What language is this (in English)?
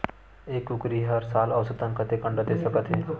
Chhattisgarhi